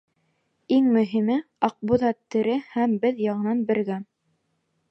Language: Bashkir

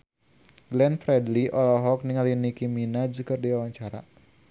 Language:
Sundanese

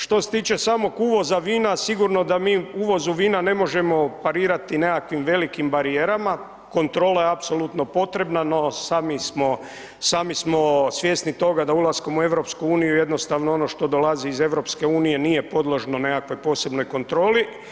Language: Croatian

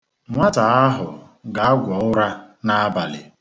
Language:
Igbo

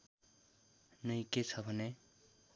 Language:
Nepali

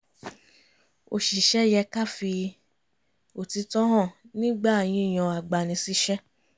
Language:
Yoruba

